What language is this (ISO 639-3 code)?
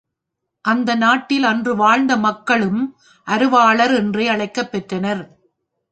tam